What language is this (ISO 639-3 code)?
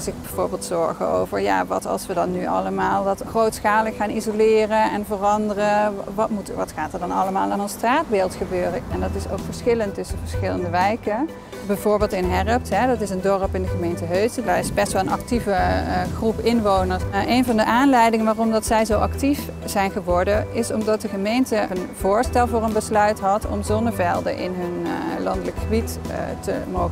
nld